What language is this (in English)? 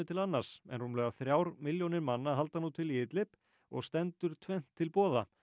Icelandic